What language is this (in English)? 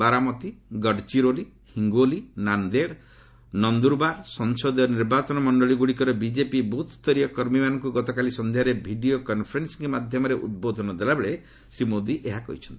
Odia